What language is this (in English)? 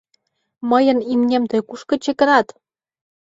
Mari